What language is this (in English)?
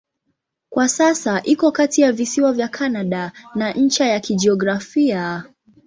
Swahili